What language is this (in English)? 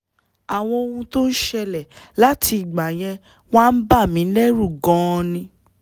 Yoruba